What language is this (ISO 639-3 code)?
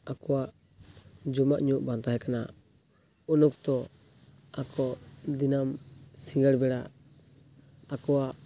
sat